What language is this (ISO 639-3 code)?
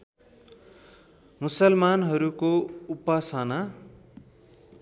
nep